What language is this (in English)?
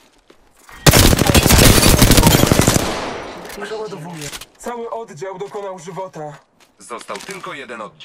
Polish